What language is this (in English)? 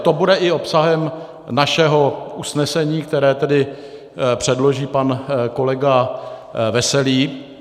Czech